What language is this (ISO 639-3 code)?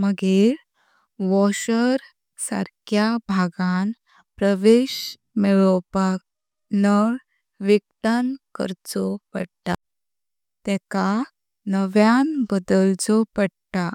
kok